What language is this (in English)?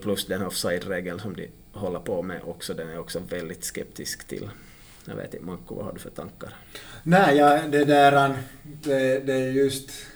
Swedish